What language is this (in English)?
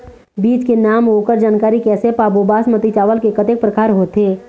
Chhattisgarhi